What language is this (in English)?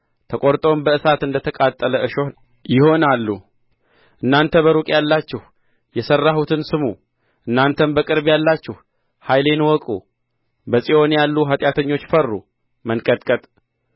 Amharic